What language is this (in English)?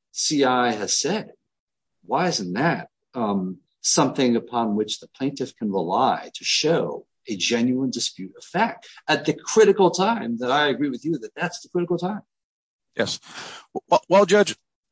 English